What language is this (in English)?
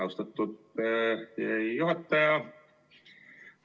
Estonian